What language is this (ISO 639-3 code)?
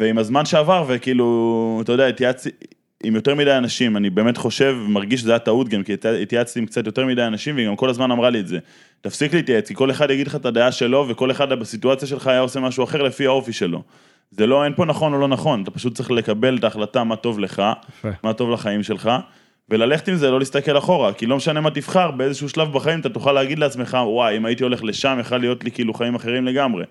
heb